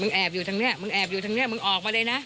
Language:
Thai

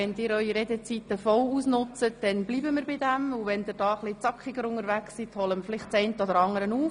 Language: Swiss German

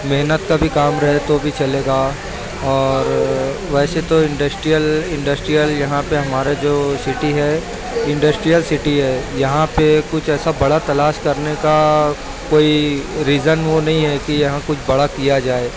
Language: Urdu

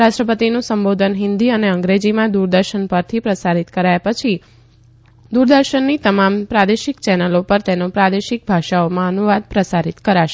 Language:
Gujarati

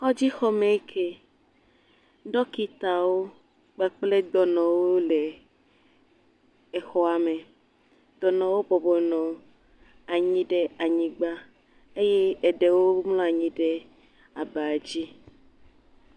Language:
Ewe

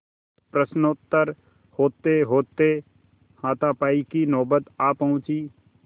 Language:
Hindi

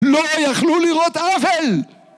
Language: Hebrew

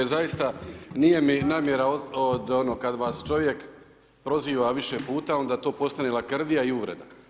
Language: Croatian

